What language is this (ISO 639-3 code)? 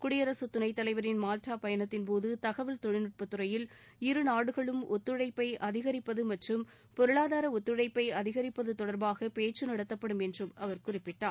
tam